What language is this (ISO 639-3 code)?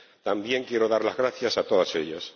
spa